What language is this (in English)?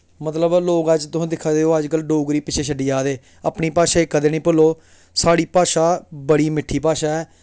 Dogri